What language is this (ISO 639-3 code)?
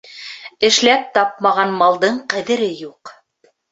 bak